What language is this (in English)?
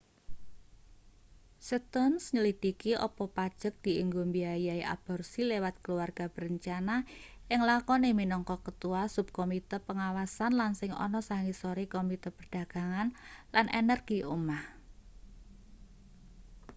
Javanese